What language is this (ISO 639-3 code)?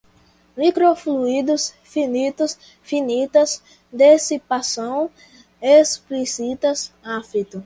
por